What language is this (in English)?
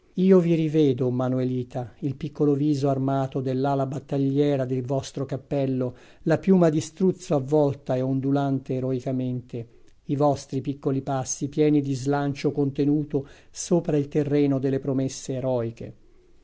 Italian